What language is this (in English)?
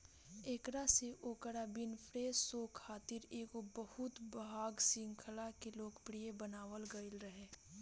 Bhojpuri